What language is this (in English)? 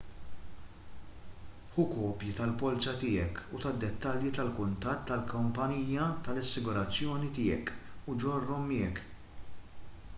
Maltese